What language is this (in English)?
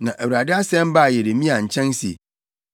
Akan